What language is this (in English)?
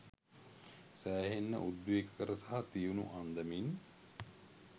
Sinhala